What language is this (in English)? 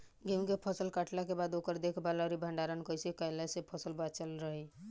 Bhojpuri